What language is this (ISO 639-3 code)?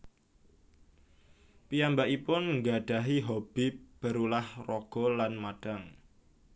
jav